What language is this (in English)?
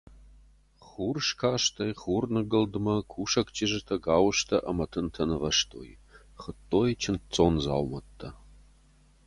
Ossetic